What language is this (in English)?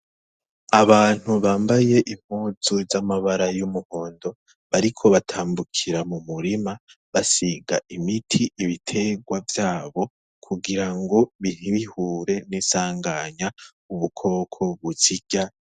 Rundi